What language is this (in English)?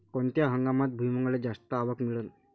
Marathi